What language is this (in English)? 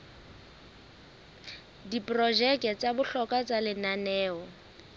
Southern Sotho